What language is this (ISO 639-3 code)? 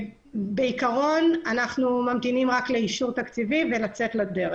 heb